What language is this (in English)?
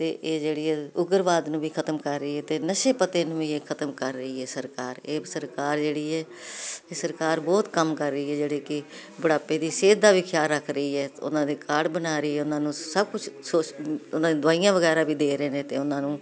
Punjabi